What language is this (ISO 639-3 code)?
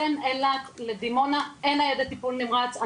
heb